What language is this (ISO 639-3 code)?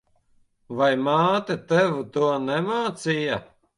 lav